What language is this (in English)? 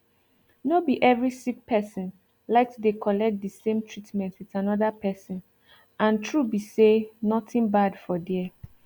Nigerian Pidgin